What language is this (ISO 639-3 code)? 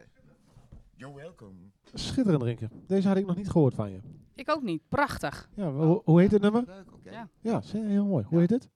nld